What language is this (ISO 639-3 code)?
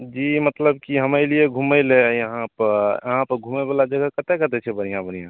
mai